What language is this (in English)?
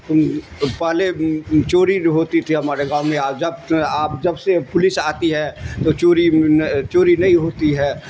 Urdu